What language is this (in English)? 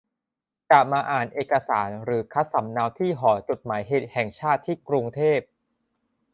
Thai